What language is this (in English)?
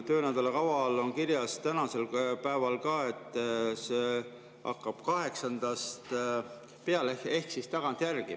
Estonian